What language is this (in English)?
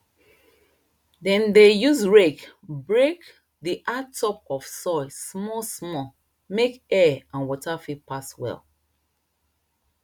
Nigerian Pidgin